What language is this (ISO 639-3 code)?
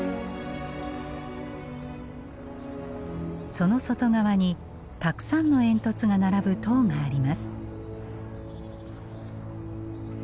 jpn